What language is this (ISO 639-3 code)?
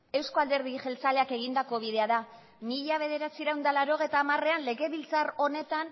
eus